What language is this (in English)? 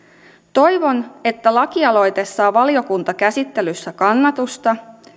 Finnish